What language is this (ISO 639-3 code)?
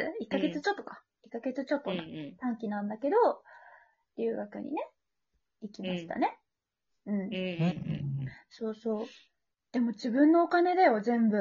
jpn